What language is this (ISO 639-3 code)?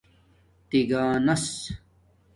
dmk